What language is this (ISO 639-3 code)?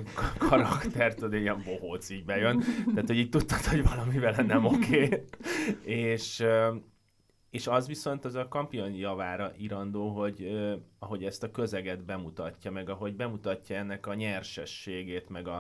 hun